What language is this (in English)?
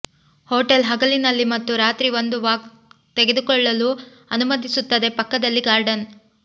Kannada